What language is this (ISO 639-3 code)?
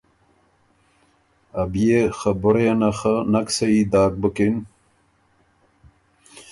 oru